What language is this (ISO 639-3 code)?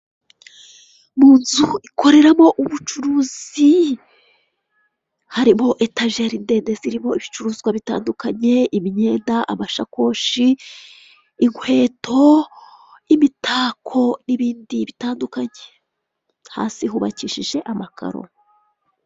kin